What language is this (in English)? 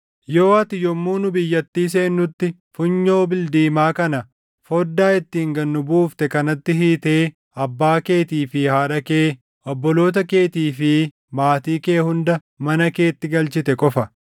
Oromo